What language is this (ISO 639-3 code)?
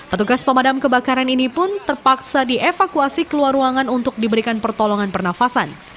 ind